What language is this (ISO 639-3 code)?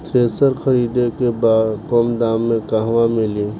bho